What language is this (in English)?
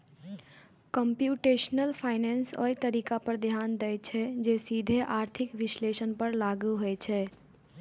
Maithili